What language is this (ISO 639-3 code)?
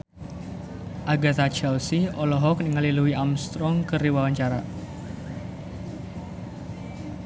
sun